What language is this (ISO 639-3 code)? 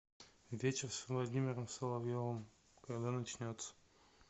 rus